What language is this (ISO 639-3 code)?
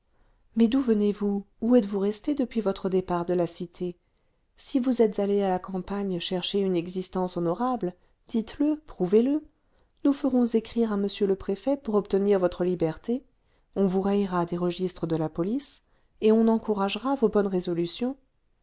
fra